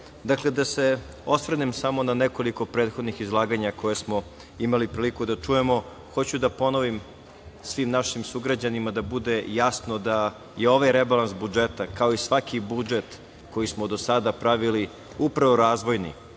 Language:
Serbian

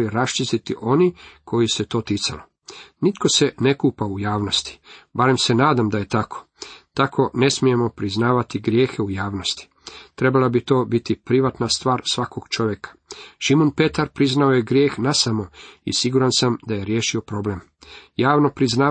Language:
Croatian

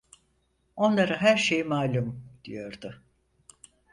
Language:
Turkish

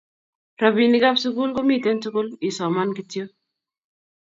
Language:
Kalenjin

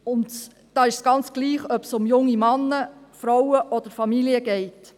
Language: Swiss German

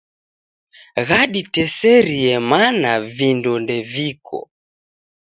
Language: Taita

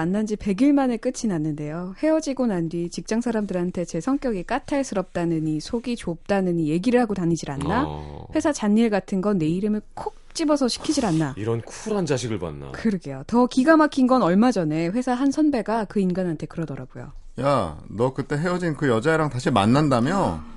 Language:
Korean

